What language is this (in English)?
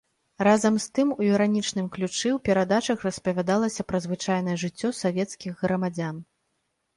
Belarusian